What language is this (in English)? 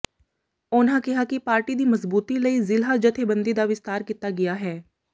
Punjabi